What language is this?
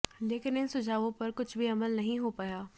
Hindi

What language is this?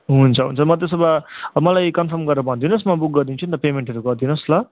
Nepali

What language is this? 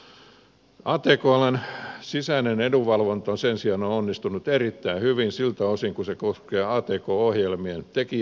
Finnish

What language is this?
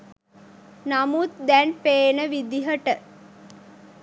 Sinhala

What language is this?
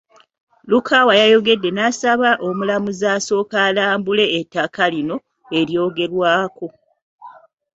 Ganda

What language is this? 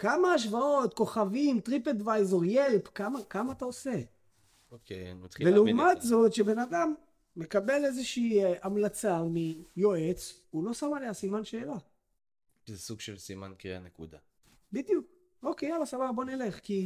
Hebrew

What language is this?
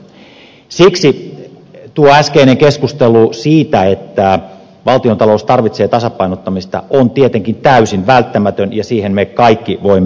Finnish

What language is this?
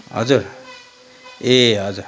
Nepali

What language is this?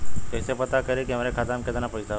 Bhojpuri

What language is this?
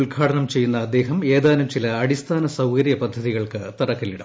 Malayalam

